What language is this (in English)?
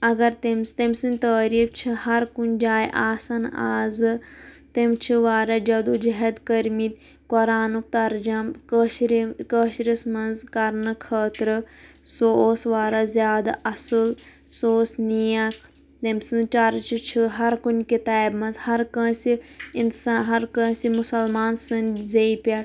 Kashmiri